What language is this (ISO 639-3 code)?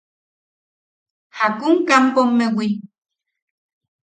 yaq